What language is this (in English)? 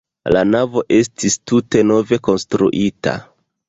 Esperanto